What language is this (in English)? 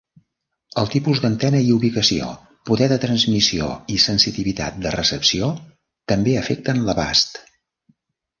Catalan